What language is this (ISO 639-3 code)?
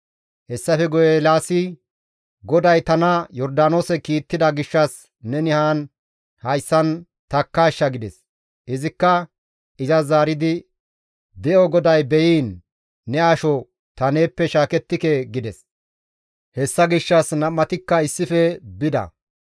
gmv